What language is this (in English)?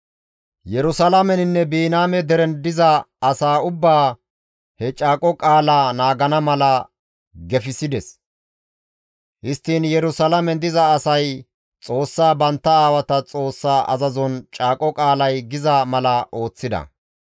Gamo